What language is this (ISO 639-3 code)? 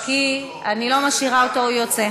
heb